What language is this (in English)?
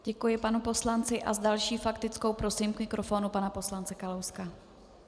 Czech